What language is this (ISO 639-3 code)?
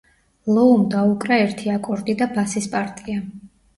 kat